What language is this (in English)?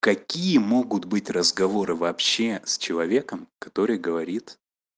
Russian